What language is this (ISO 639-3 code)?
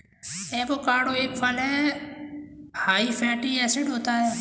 hin